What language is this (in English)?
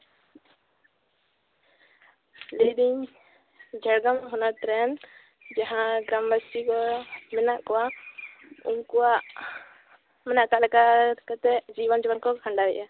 Santali